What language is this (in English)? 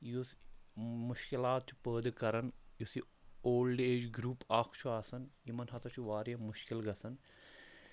Kashmiri